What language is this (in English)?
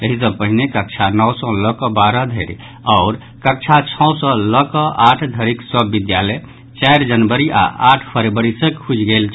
Maithili